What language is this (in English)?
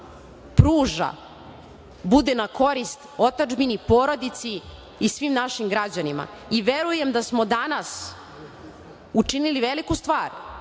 Serbian